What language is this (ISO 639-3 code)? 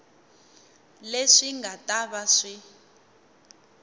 tso